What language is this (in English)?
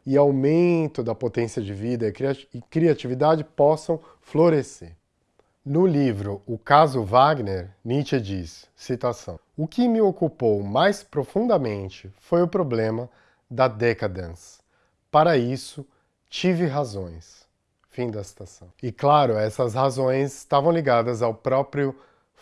Portuguese